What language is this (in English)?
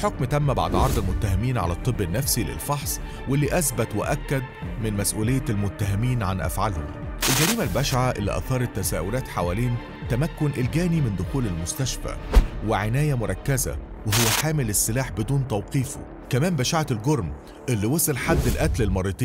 Arabic